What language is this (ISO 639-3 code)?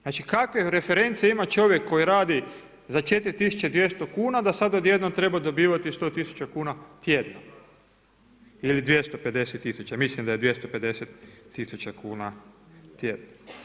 hrv